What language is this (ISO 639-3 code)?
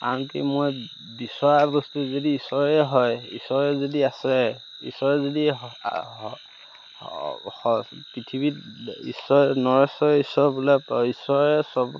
asm